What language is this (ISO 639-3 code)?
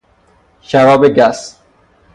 fas